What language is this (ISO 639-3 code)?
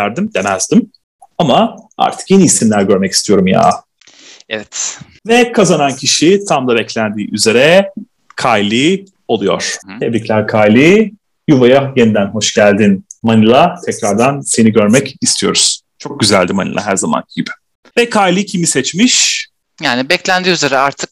tur